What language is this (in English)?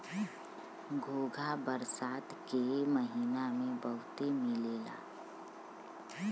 Bhojpuri